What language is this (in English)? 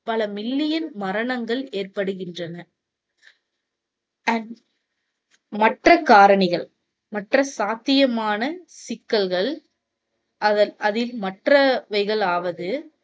Tamil